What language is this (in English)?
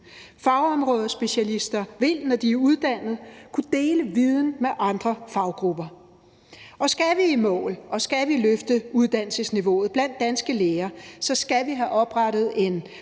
Danish